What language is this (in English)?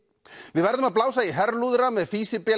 Icelandic